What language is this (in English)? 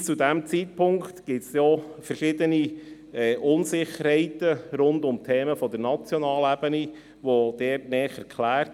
Swiss German